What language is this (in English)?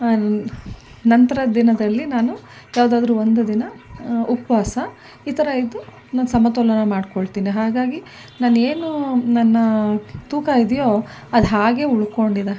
Kannada